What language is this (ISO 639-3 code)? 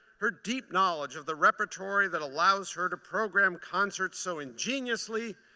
eng